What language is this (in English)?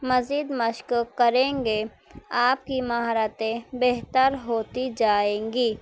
Urdu